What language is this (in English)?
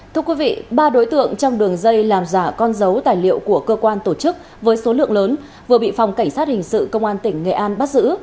Vietnamese